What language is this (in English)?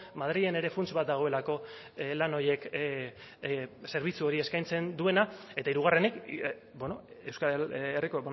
Basque